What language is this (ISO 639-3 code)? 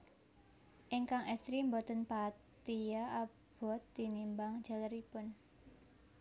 jav